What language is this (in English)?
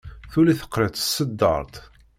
Kabyle